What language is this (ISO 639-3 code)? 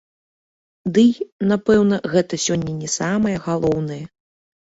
bel